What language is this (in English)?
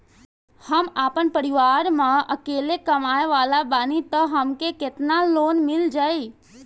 Bhojpuri